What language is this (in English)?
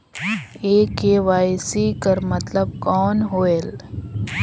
Chhattisgarhi